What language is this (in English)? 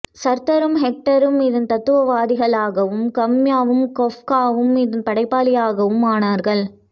Tamil